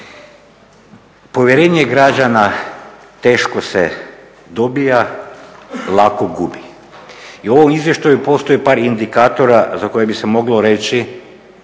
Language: Croatian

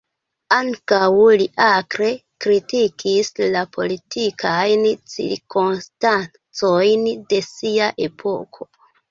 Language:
Esperanto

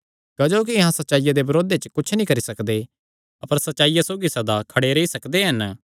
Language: Kangri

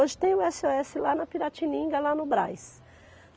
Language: Portuguese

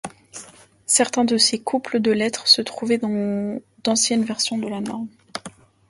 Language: French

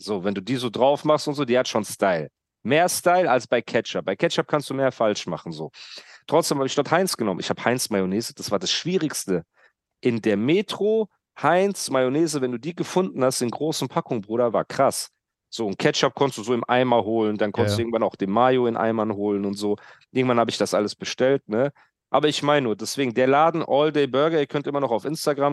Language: German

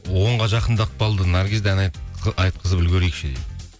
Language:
Kazakh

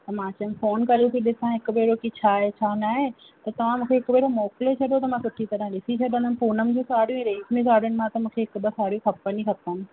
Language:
Sindhi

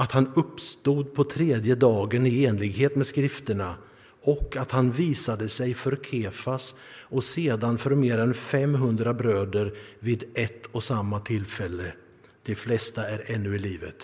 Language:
Swedish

